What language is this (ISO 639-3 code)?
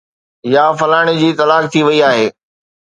snd